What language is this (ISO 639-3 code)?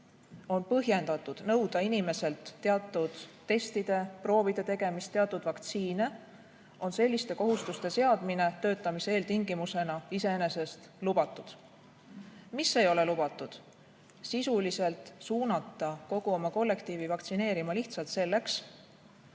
est